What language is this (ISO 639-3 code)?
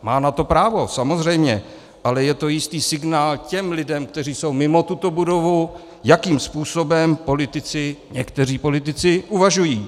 ces